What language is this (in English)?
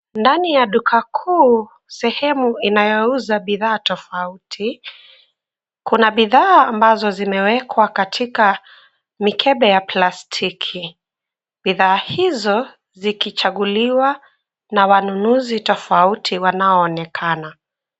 Swahili